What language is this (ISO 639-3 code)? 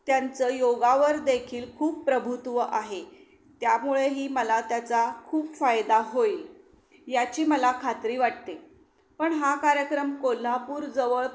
mar